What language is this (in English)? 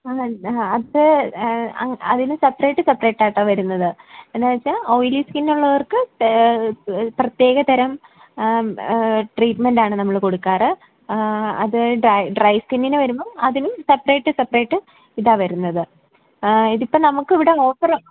Malayalam